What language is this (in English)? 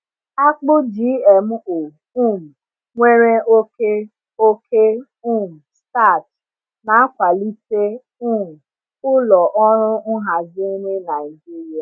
Igbo